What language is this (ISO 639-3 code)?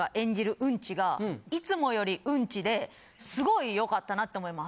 jpn